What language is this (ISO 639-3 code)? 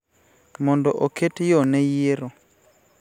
luo